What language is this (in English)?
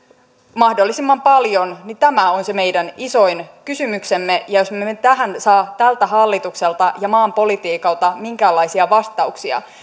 Finnish